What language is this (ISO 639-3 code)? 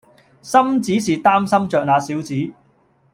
yue